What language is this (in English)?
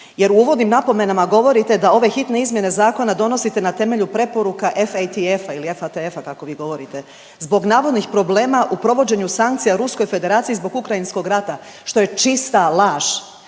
Croatian